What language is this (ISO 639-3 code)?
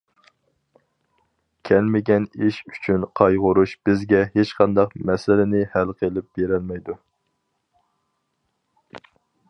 uig